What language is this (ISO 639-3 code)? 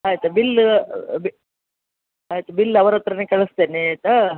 kan